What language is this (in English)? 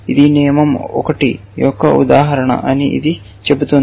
Telugu